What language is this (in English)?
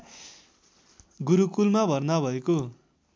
Nepali